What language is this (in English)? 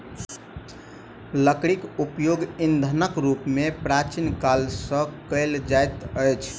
Maithili